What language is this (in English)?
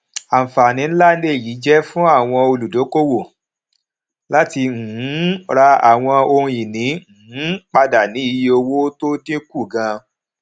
Yoruba